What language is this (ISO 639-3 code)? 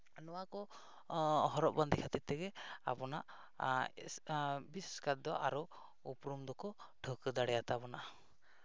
sat